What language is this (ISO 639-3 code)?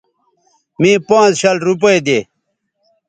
btv